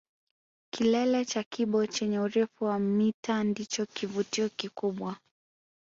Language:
Swahili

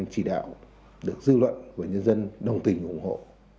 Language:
Vietnamese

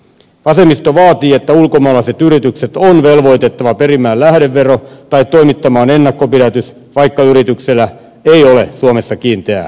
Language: Finnish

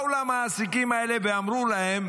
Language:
Hebrew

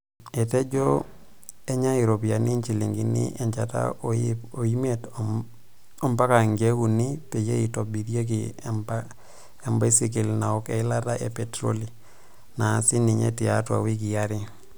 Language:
Masai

